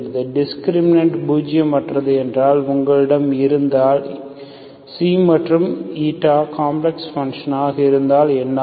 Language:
Tamil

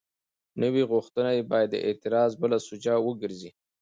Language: Pashto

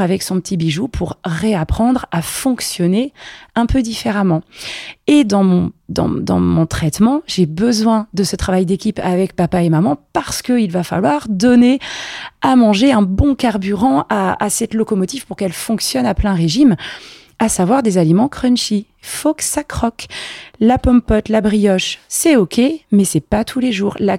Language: French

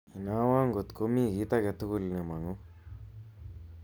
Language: Kalenjin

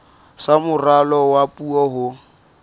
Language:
Southern Sotho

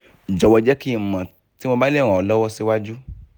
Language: Yoruba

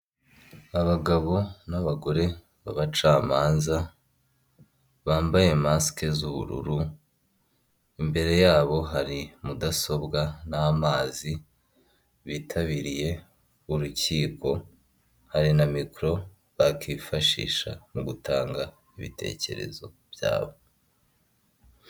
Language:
Kinyarwanda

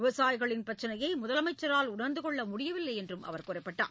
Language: Tamil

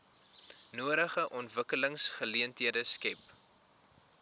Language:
Afrikaans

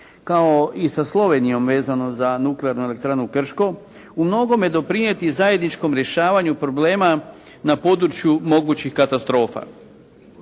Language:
Croatian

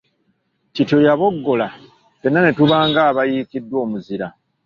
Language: Ganda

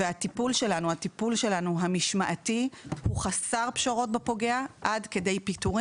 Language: Hebrew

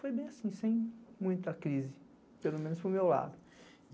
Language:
Portuguese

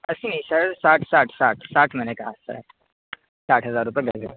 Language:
Urdu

